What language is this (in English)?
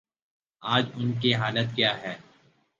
Urdu